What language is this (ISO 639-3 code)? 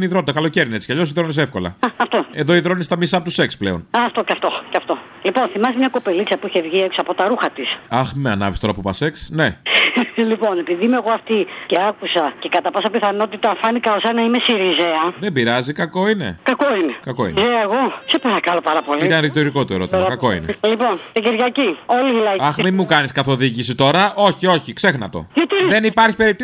ell